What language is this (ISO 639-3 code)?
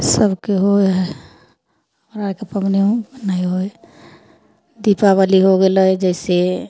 mai